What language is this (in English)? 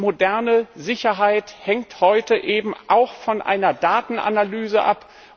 German